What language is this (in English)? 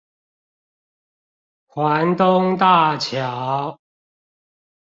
Chinese